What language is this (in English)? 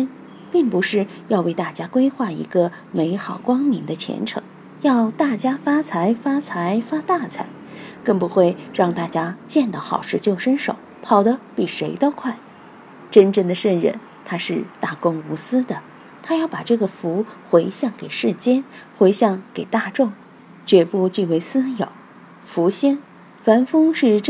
Chinese